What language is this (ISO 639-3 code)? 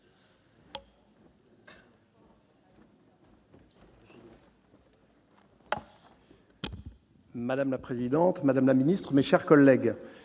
fra